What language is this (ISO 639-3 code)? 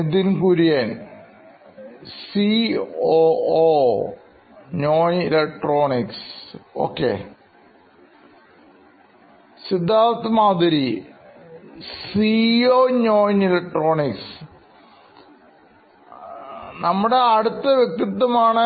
mal